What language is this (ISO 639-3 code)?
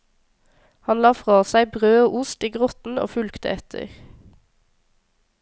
nor